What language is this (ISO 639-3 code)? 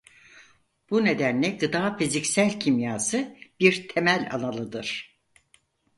tur